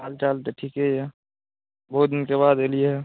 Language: Maithili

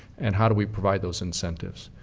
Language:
English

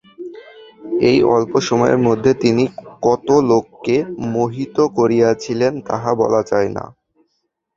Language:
Bangla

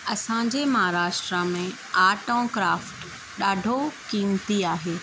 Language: Sindhi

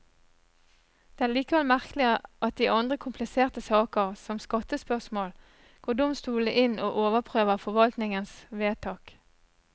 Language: Norwegian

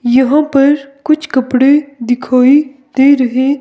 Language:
Hindi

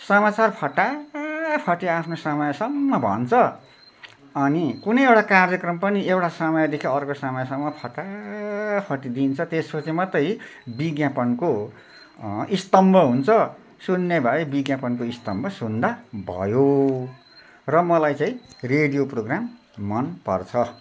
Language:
Nepali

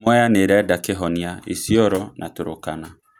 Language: Kikuyu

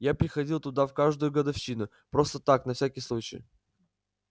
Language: Russian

